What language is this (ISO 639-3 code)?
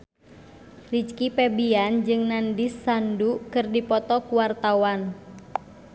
sun